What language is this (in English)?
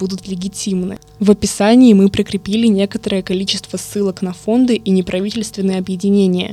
Russian